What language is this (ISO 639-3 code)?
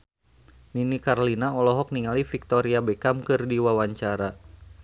sun